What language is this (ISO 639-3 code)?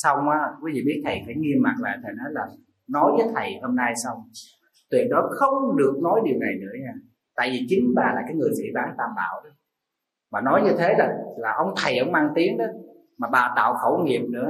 vie